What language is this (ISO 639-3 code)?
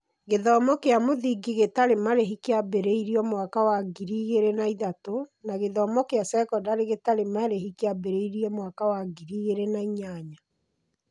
kik